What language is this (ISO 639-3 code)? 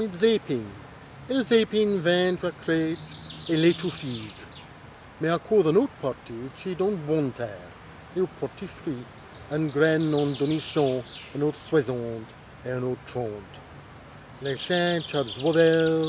fra